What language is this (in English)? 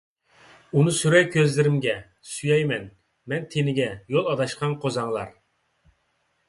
Uyghur